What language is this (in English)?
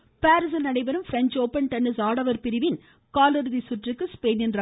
Tamil